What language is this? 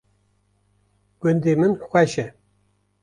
Kurdish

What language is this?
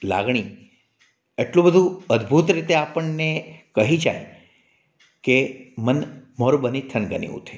Gujarati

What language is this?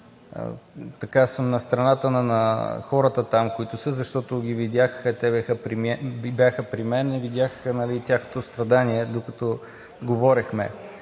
Bulgarian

